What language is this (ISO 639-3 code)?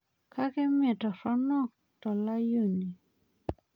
mas